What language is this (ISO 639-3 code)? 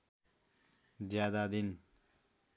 nep